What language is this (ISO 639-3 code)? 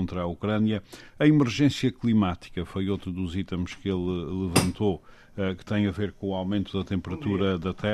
por